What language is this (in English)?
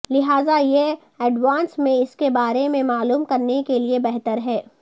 Urdu